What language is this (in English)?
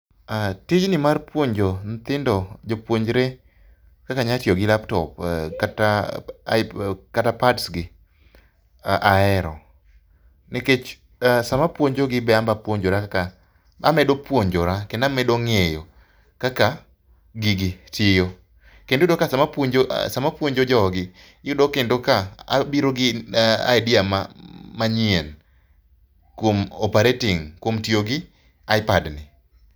Luo (Kenya and Tanzania)